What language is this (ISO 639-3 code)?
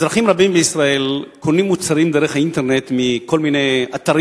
heb